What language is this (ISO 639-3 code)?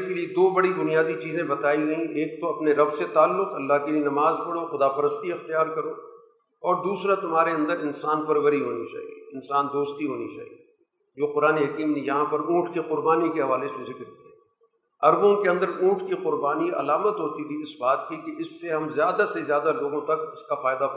urd